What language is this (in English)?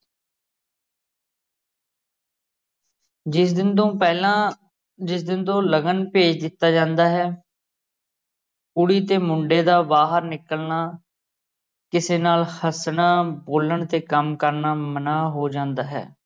Punjabi